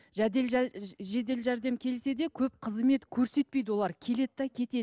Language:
Kazakh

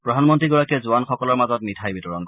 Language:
Assamese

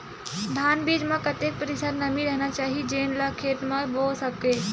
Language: Chhattisgarhi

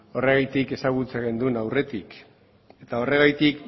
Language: Basque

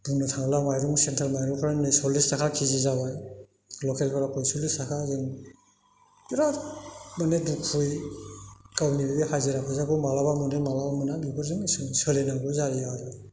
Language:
Bodo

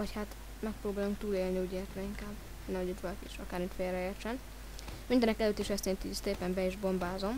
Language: Hungarian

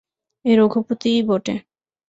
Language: Bangla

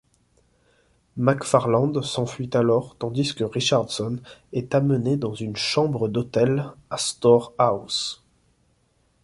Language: French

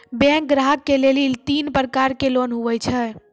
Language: Maithili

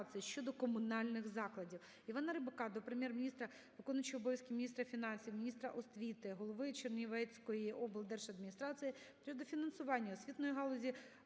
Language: Ukrainian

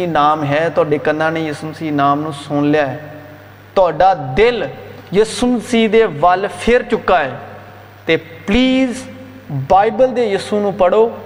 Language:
Urdu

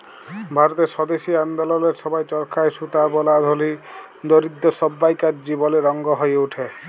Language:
Bangla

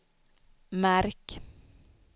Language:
Swedish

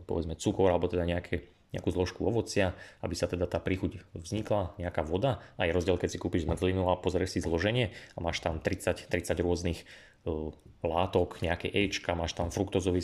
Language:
Slovak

